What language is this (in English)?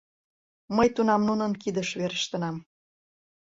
Mari